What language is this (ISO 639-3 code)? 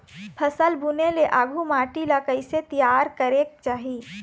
hne